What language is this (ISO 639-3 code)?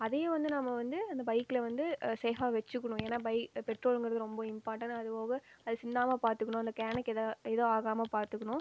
tam